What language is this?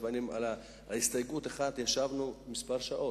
Hebrew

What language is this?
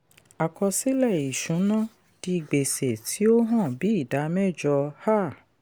Yoruba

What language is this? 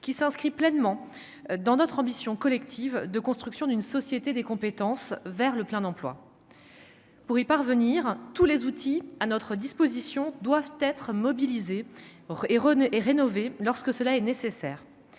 French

